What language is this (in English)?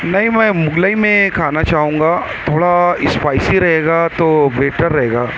Urdu